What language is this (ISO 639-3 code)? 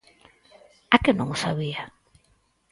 glg